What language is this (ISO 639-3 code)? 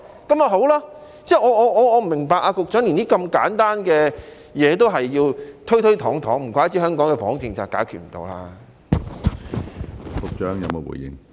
yue